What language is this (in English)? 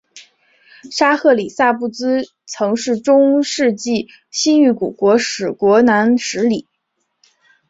Chinese